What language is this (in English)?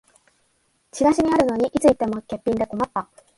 Japanese